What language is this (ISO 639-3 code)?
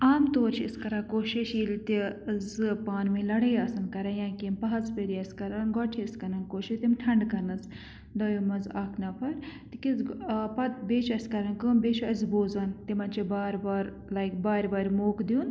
kas